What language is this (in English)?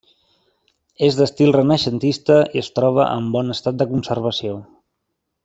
Catalan